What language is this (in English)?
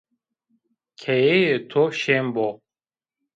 Zaza